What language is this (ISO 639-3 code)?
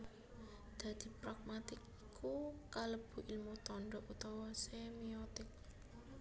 jav